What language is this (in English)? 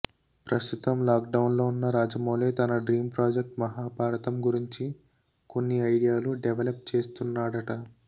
Telugu